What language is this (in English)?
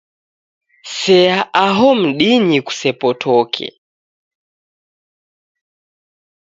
Taita